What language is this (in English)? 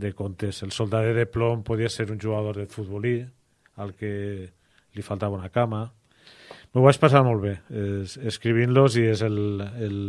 Spanish